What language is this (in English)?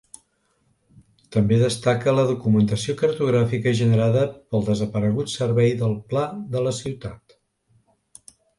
Catalan